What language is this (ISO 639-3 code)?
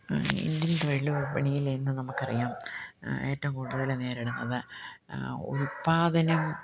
mal